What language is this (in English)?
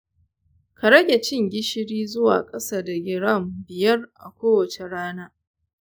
Hausa